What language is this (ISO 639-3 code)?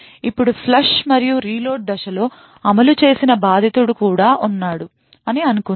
tel